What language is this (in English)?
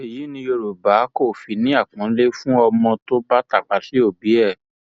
Yoruba